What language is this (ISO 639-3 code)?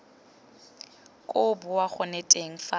tsn